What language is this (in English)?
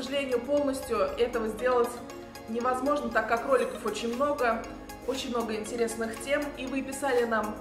Russian